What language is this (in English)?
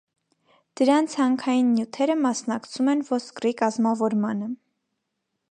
Armenian